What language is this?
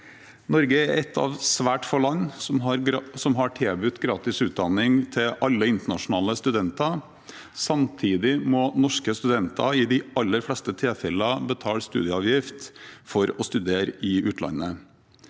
Norwegian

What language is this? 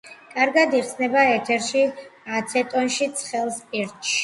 Georgian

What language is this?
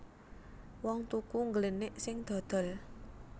Javanese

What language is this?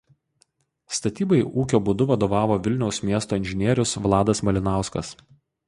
Lithuanian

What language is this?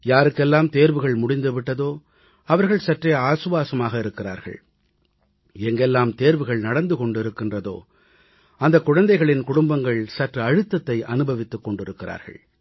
Tamil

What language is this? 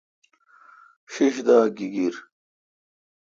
Kalkoti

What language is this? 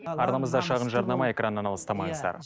Kazakh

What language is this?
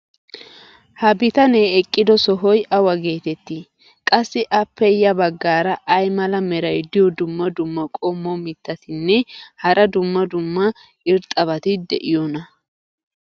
Wolaytta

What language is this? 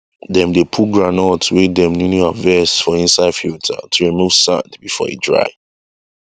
Nigerian Pidgin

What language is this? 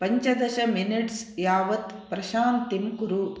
Sanskrit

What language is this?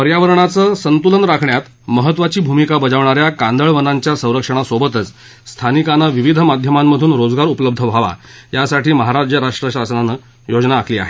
Marathi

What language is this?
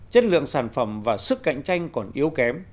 Vietnamese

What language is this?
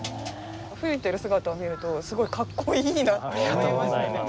Japanese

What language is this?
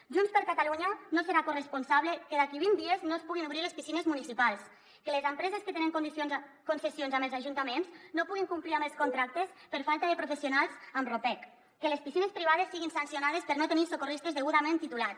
Catalan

